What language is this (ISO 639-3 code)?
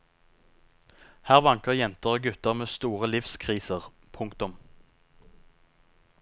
nor